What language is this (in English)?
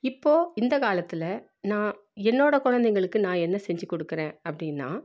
Tamil